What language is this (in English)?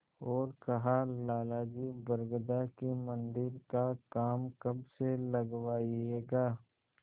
Hindi